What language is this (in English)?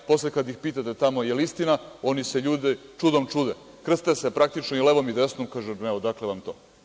Serbian